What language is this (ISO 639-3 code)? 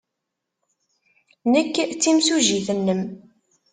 kab